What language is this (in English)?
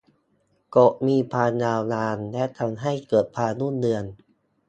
Thai